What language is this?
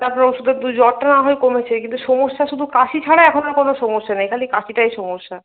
Bangla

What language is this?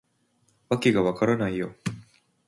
Japanese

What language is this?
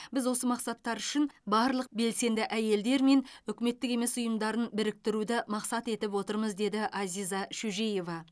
Kazakh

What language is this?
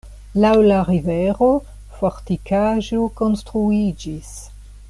Esperanto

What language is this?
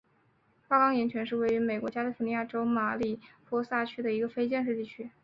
Chinese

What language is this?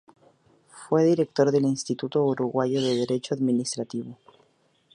Spanish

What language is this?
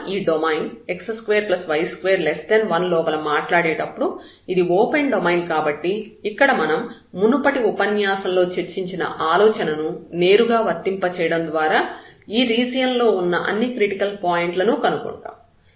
Telugu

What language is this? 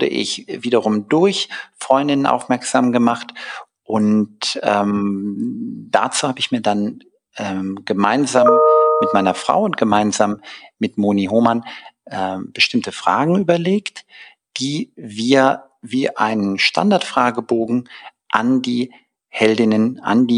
German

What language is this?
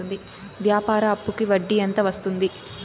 Telugu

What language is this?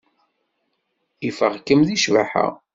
Kabyle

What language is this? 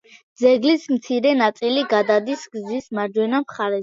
Georgian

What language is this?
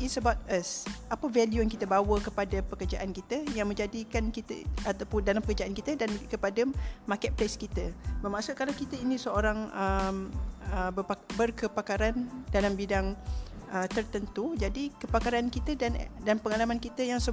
Malay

